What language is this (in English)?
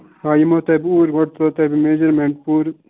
Kashmiri